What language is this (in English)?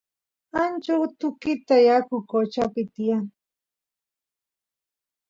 Santiago del Estero Quichua